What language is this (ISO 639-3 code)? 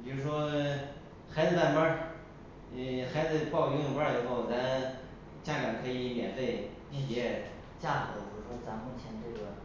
zho